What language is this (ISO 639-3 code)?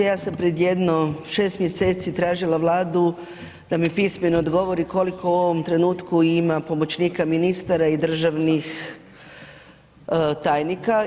hrv